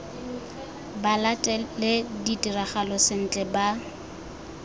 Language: Tswana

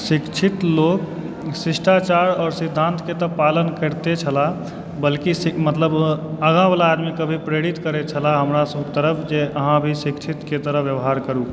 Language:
Maithili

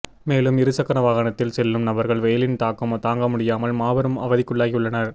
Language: Tamil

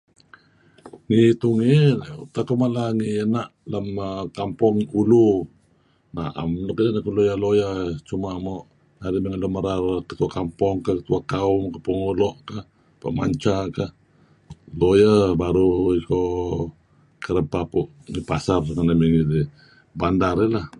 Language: Kelabit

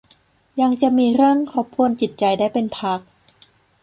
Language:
Thai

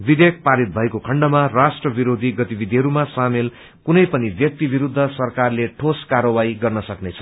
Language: Nepali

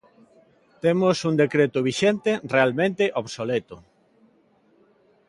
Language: Galician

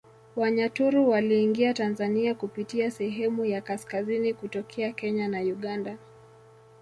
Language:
Swahili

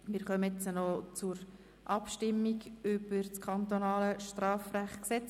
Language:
Swiss German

